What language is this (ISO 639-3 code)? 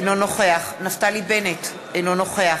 heb